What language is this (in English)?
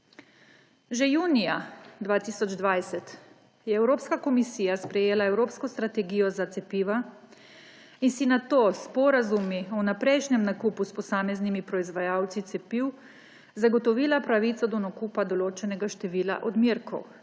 Slovenian